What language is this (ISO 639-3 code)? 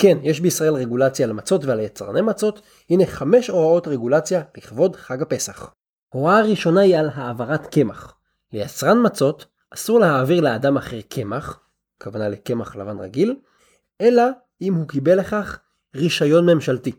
heb